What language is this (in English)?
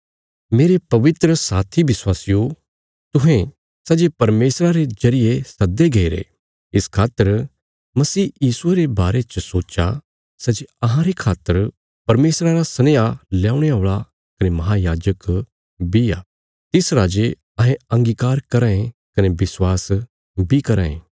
Bilaspuri